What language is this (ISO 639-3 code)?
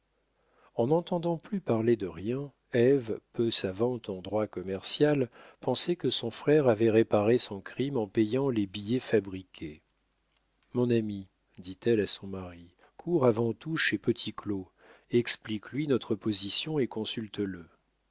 fra